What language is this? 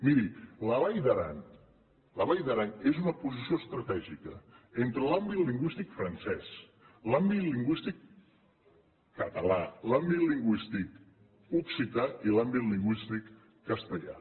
Catalan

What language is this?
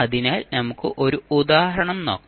Malayalam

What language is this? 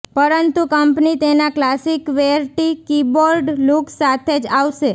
Gujarati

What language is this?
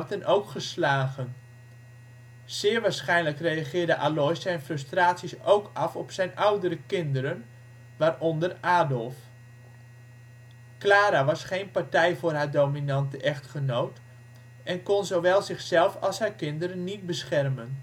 Dutch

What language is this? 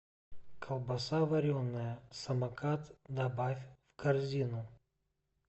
Russian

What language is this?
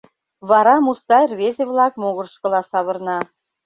Mari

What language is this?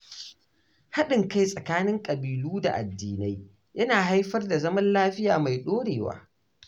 Hausa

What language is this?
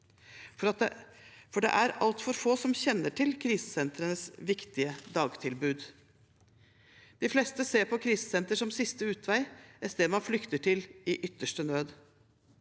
Norwegian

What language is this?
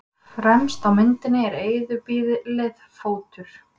Icelandic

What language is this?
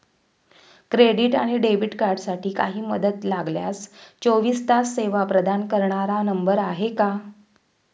Marathi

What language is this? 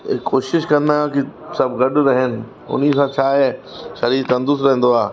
Sindhi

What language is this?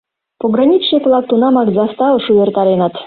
Mari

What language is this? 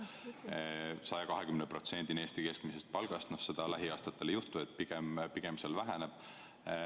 Estonian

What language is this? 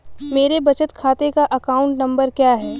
Hindi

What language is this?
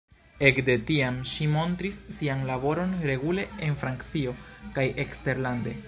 Esperanto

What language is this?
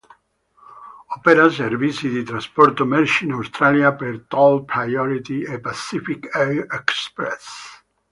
Italian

